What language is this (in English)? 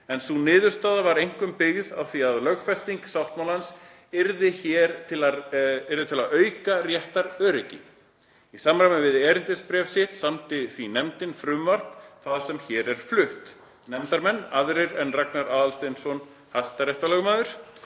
Icelandic